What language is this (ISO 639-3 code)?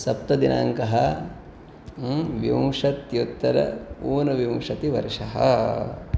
san